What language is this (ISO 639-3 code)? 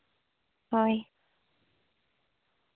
sat